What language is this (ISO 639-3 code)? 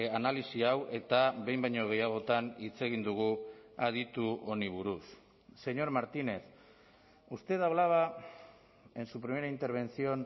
eus